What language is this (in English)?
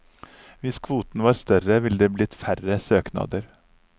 Norwegian